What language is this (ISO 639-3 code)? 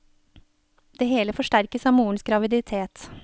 nor